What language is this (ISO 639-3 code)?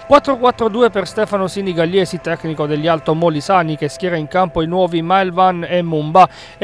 ita